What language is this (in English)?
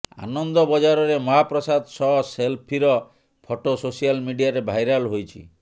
Odia